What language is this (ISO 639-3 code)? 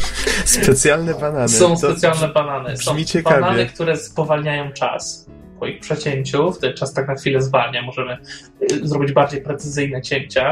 pol